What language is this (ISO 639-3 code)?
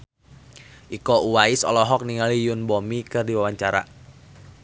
sun